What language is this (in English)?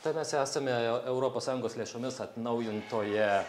Lithuanian